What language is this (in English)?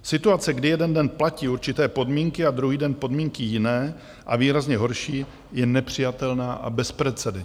Czech